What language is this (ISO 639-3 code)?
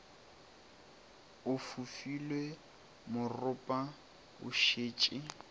nso